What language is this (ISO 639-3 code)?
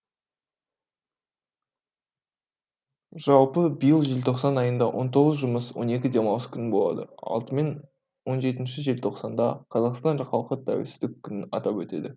kaz